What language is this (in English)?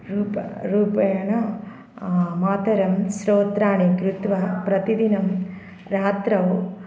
Sanskrit